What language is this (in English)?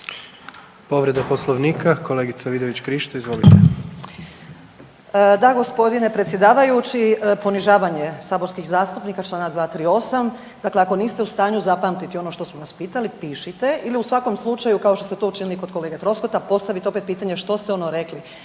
Croatian